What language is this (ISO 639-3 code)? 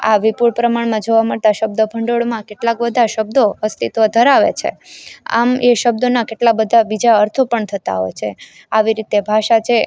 guj